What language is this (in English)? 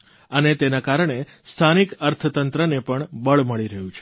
Gujarati